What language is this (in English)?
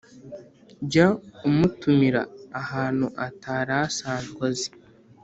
Kinyarwanda